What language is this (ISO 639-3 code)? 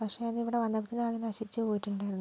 mal